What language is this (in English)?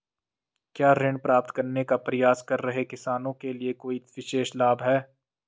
Hindi